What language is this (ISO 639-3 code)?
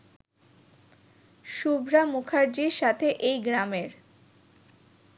ben